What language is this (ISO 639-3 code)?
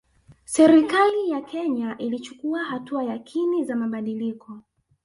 swa